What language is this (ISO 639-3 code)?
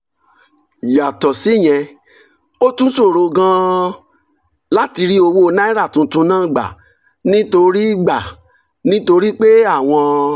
yor